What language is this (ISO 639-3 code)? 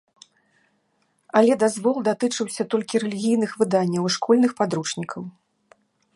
bel